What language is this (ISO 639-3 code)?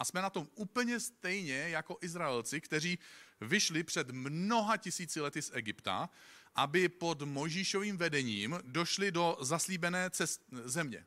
ces